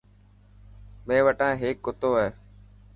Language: Dhatki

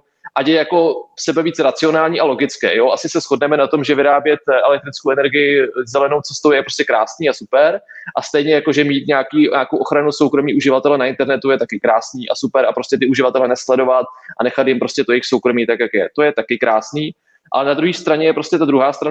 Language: Czech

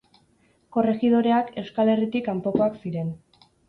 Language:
Basque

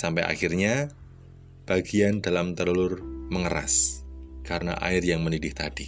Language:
Indonesian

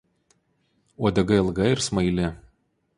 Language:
Lithuanian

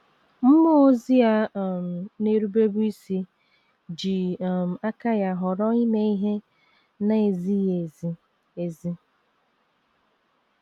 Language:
Igbo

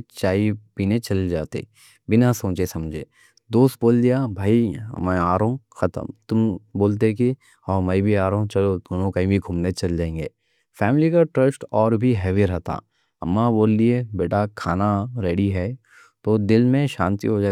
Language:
Deccan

